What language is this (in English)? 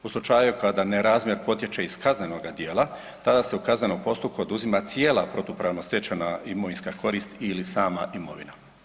Croatian